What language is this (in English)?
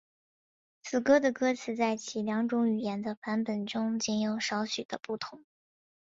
Chinese